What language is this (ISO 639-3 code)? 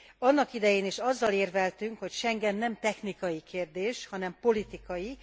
hun